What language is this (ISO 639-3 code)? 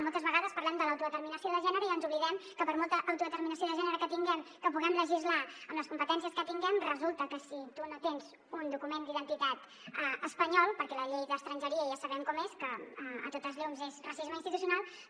cat